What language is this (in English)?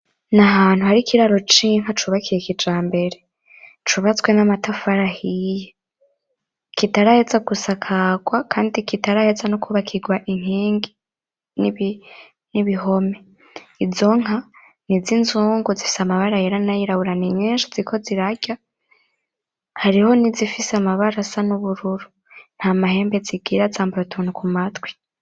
Rundi